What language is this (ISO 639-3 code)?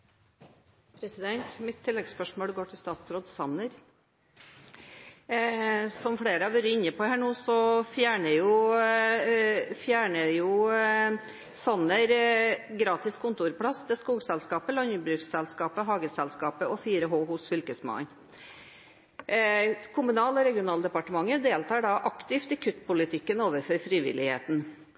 nob